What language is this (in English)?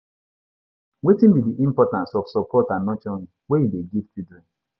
Nigerian Pidgin